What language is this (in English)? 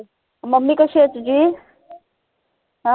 Marathi